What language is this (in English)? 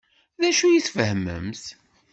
Kabyle